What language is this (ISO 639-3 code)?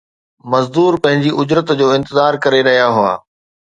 snd